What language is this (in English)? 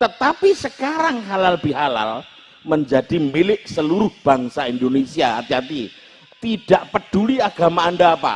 Indonesian